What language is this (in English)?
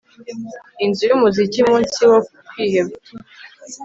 Kinyarwanda